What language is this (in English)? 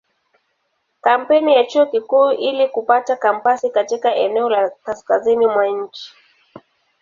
Swahili